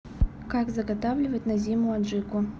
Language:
Russian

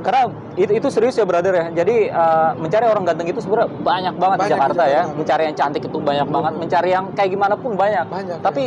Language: Indonesian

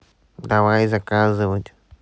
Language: Russian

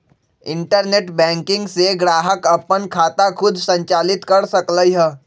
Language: Magahi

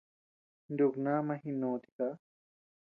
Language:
Tepeuxila Cuicatec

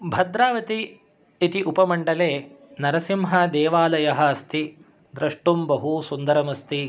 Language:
Sanskrit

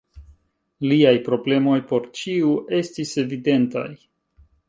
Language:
Esperanto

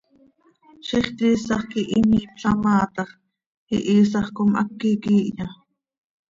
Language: Seri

